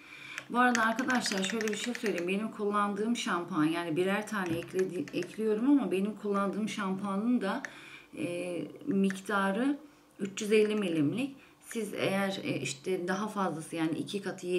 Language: Turkish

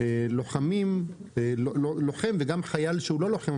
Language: Hebrew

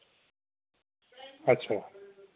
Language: Dogri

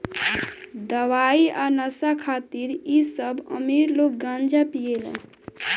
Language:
Bhojpuri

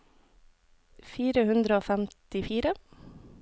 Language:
Norwegian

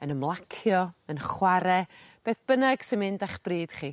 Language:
Welsh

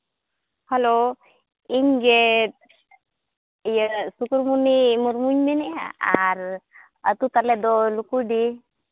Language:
Santali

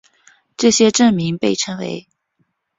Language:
Chinese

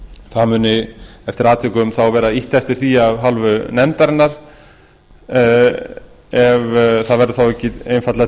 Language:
Icelandic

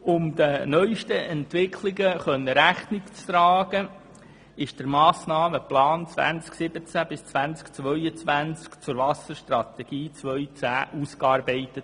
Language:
Swiss German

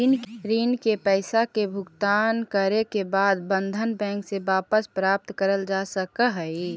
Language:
Magahi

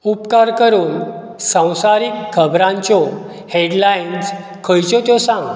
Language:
Konkani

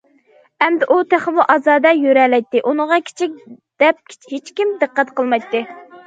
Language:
Uyghur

